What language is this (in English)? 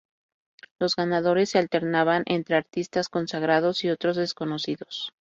Spanish